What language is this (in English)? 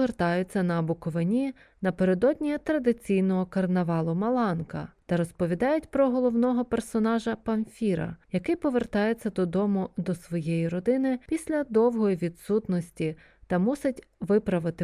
Ukrainian